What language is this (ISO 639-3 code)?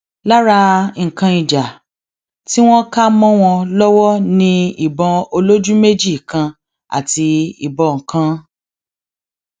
yor